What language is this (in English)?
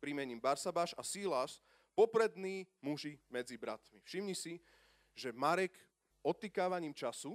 Slovak